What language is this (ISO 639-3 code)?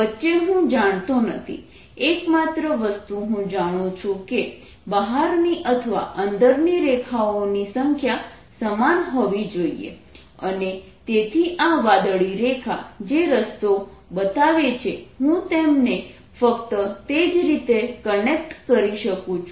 guj